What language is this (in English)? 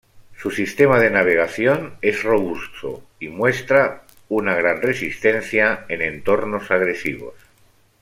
Spanish